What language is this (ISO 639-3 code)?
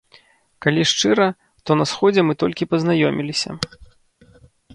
bel